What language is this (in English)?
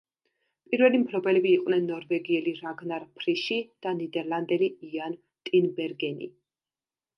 Georgian